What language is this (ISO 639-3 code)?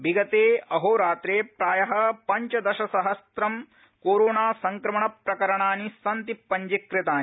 san